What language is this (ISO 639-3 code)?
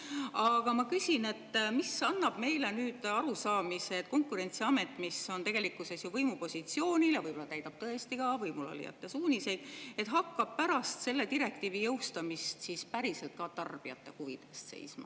est